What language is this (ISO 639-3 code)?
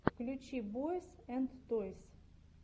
rus